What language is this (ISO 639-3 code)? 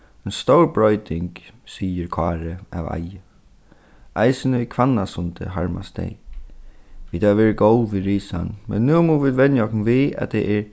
fao